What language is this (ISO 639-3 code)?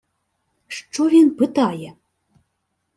ukr